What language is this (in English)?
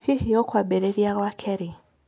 Kikuyu